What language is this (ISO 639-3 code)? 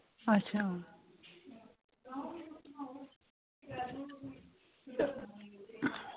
doi